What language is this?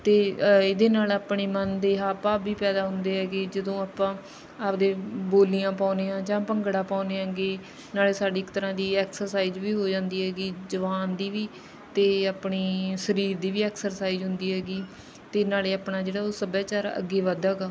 Punjabi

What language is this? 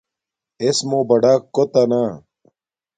Domaaki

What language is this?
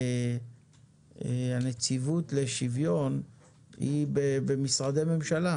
Hebrew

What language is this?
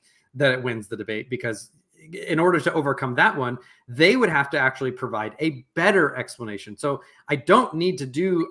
English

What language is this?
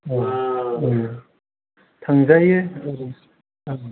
Bodo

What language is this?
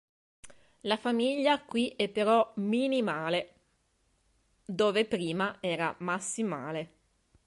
Italian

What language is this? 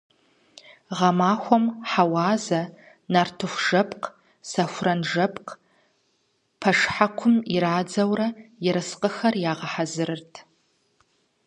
Kabardian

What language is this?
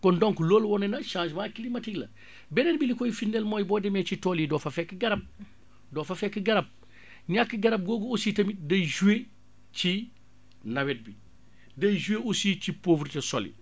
Wolof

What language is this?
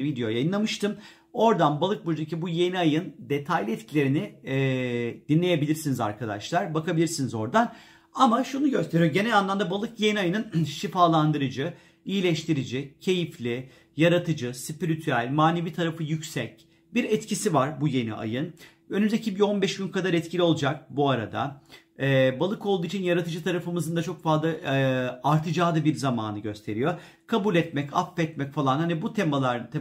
Turkish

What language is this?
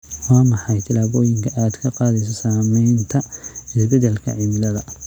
Somali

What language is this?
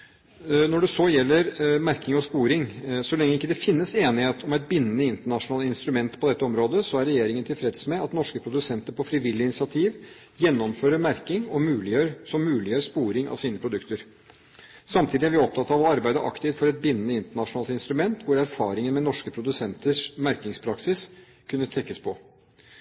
Norwegian Bokmål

